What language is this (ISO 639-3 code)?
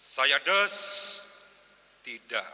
ind